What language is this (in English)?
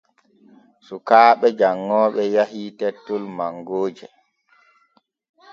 Borgu Fulfulde